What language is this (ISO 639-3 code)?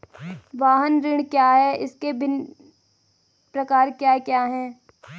hin